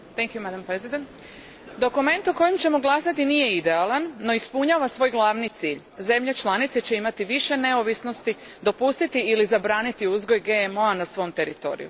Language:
Croatian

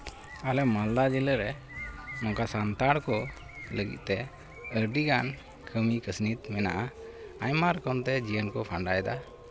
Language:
Santali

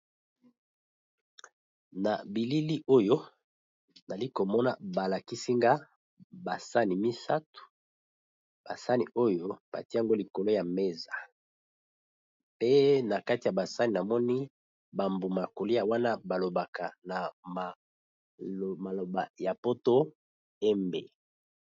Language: Lingala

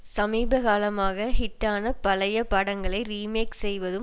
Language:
Tamil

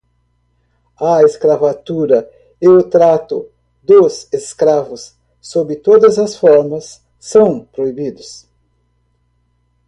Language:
Portuguese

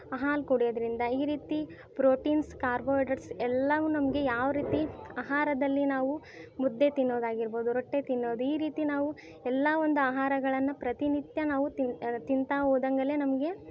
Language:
Kannada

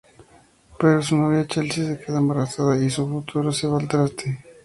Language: Spanish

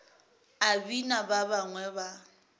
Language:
Northern Sotho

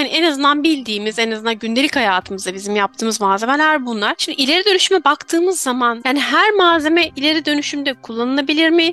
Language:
Turkish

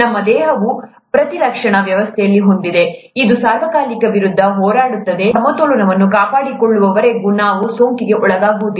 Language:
Kannada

